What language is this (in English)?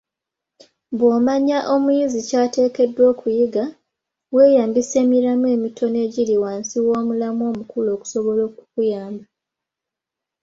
Ganda